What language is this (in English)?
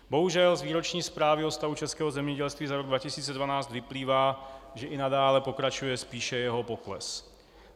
Czech